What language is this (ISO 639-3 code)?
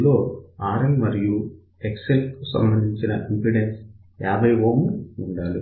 tel